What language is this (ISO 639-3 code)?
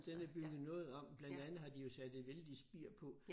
dan